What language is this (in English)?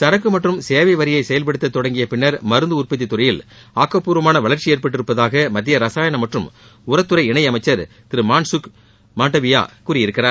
Tamil